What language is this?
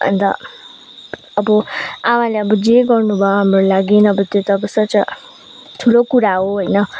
Nepali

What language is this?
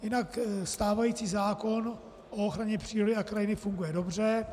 Czech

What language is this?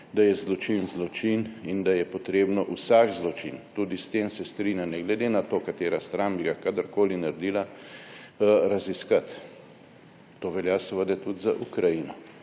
Slovenian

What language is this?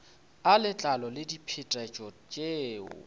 Northern Sotho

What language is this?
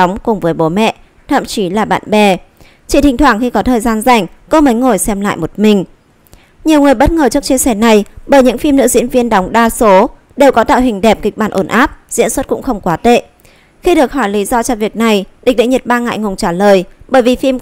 Vietnamese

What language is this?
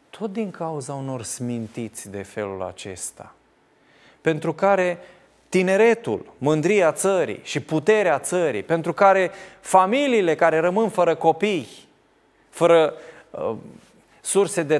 Romanian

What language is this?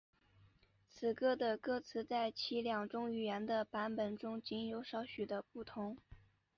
Chinese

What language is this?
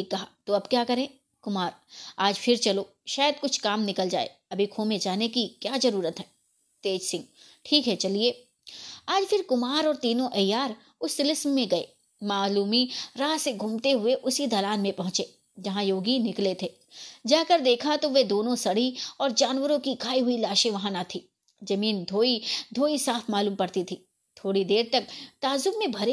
Hindi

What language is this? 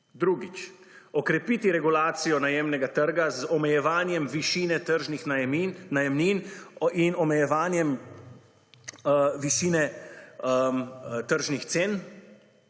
Slovenian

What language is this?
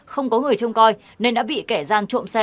Vietnamese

